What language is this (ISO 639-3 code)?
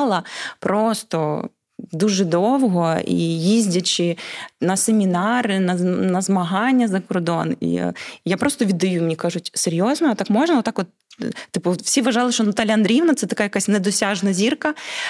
ukr